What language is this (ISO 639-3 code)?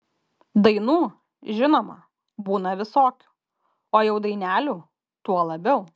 lit